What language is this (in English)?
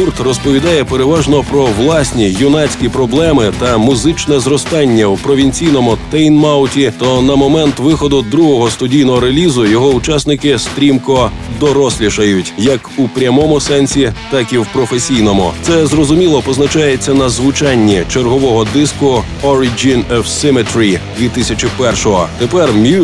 Ukrainian